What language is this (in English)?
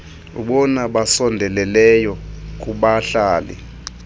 Xhosa